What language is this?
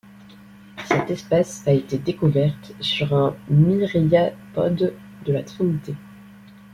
French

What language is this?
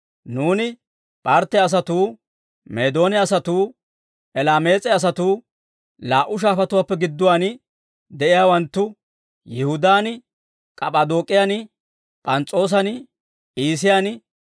Dawro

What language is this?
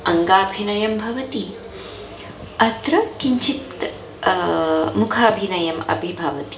Sanskrit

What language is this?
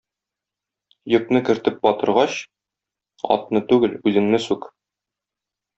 Tatar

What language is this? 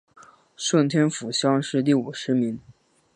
Chinese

